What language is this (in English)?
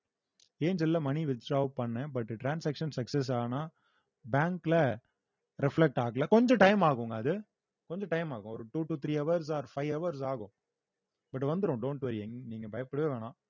Tamil